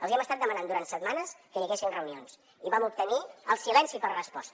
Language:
Catalan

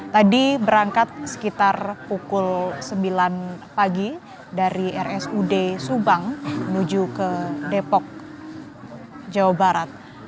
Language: Indonesian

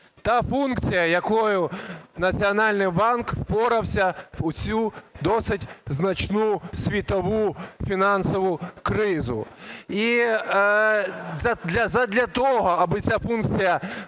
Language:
Ukrainian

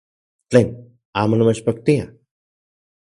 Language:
Central Puebla Nahuatl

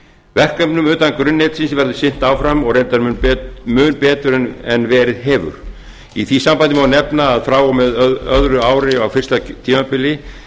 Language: Icelandic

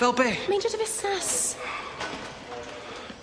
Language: Welsh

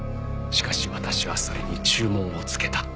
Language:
Japanese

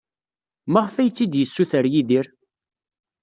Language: Kabyle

